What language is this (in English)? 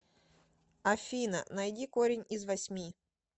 Russian